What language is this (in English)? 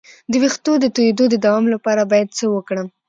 Pashto